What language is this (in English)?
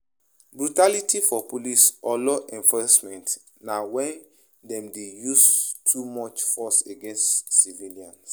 Nigerian Pidgin